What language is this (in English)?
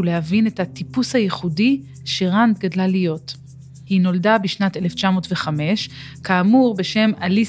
Hebrew